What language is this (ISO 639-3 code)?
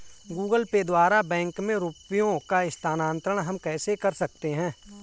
hin